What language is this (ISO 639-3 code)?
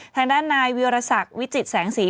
tha